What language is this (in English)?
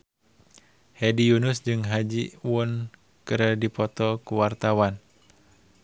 Sundanese